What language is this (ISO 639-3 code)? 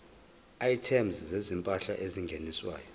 zul